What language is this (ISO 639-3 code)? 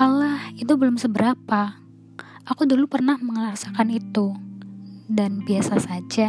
ind